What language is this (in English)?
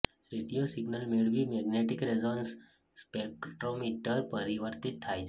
Gujarati